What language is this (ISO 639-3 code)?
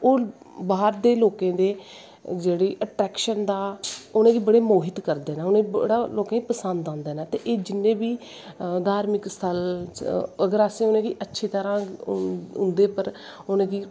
doi